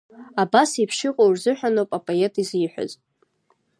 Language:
Abkhazian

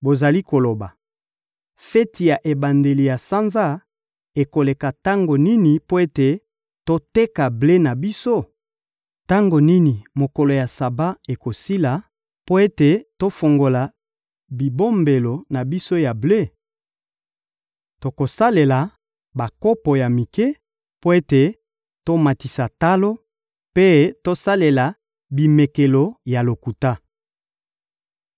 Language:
Lingala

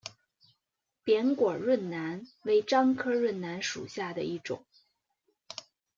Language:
Chinese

